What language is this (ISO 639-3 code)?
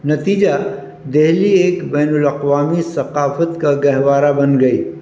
urd